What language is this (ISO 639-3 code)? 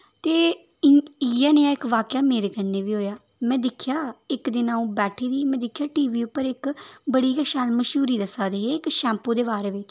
doi